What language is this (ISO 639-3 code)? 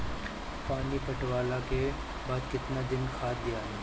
bho